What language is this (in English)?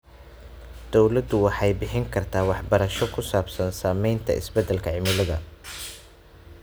Somali